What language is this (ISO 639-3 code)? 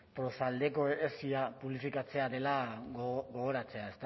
eus